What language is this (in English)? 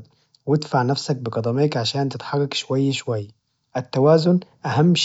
Najdi Arabic